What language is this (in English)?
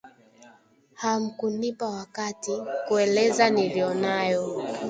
Swahili